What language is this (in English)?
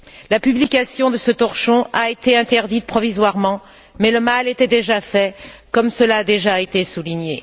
French